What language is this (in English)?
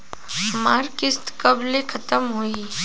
Bhojpuri